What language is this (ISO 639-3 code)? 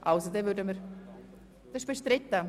gsw